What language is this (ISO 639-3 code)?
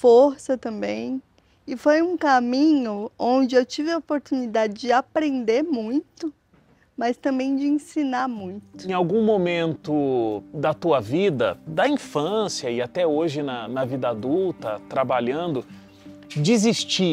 por